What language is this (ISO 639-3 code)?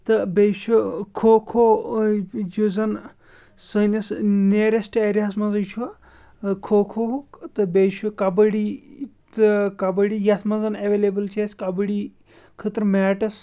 kas